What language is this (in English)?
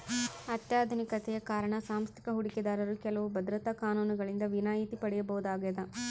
Kannada